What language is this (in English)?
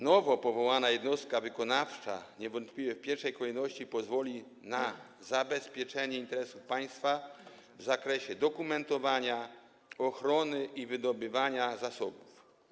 Polish